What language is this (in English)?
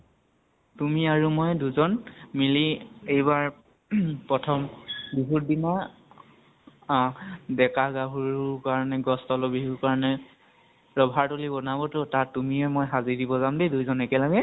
Assamese